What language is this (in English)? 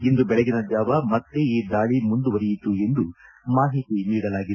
Kannada